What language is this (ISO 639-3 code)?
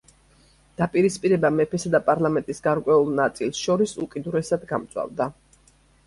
kat